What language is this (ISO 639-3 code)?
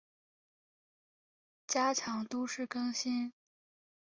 zho